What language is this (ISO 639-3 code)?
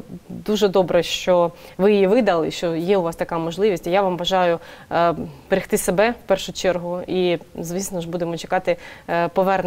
ukr